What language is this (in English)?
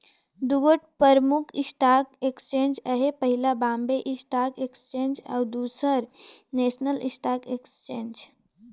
Chhattisgarhi